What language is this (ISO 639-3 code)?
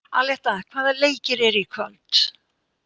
isl